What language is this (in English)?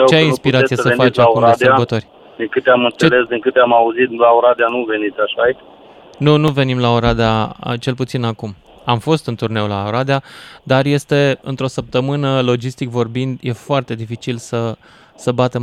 Romanian